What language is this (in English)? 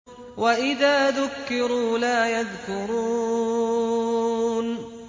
Arabic